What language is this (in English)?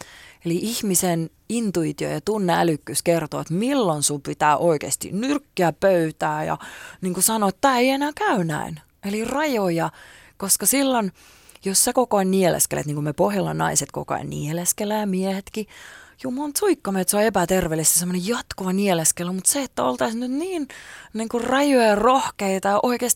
Finnish